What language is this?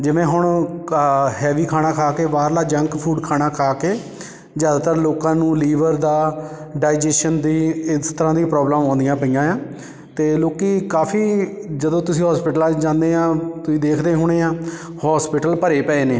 Punjabi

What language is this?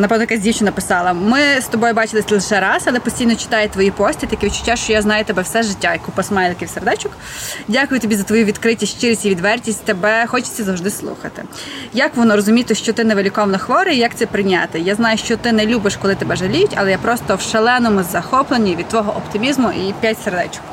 Ukrainian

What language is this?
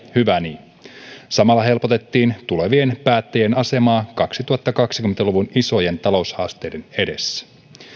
Finnish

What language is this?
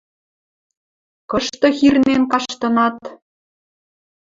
Western Mari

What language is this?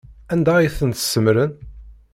Kabyle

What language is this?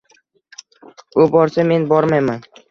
Uzbek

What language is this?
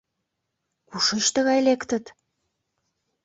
Mari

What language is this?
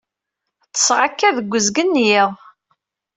Kabyle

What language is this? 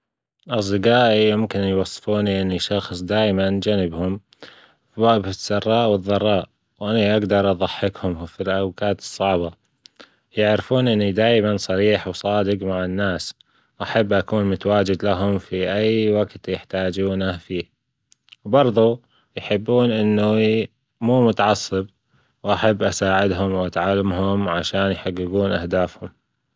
Gulf Arabic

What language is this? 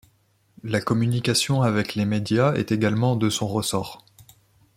French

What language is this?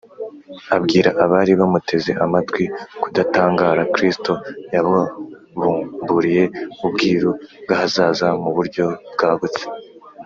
Kinyarwanda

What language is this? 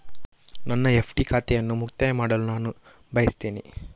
Kannada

